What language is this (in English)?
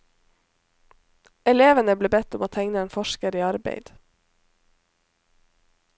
Norwegian